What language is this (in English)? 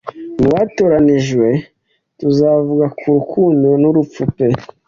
Kinyarwanda